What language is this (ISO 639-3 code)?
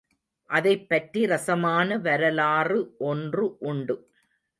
tam